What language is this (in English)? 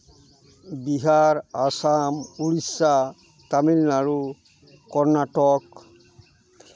Santali